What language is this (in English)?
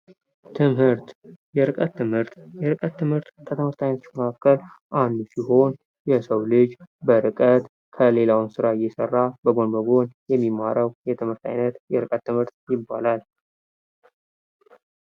Amharic